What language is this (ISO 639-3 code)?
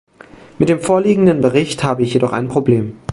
deu